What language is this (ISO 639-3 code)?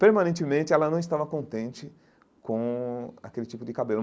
por